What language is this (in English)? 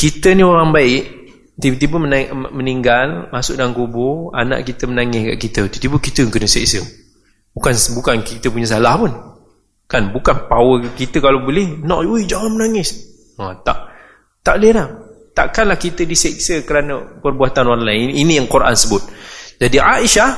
Malay